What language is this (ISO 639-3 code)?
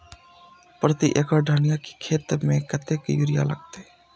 mai